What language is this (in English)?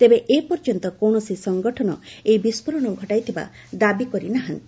Odia